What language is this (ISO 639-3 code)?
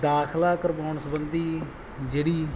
pan